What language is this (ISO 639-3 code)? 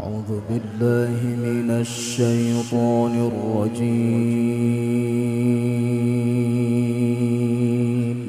ara